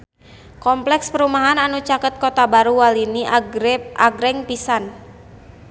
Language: Sundanese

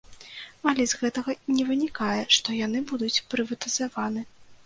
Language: Belarusian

